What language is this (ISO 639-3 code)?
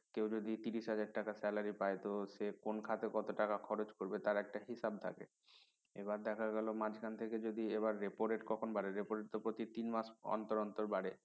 ben